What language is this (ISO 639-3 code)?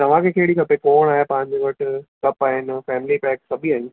snd